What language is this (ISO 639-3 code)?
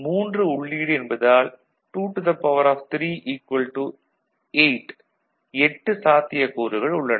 tam